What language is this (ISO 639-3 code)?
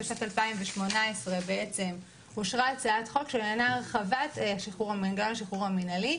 heb